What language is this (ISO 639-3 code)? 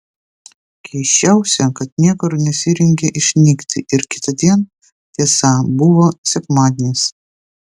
lit